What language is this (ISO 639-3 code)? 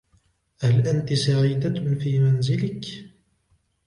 ara